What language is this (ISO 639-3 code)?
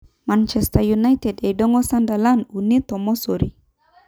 mas